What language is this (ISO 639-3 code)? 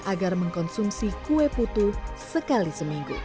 ind